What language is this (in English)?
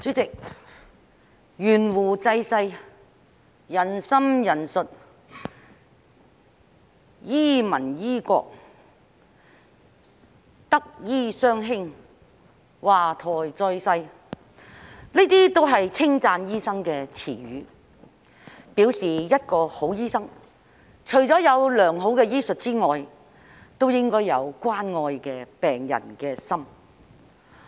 Cantonese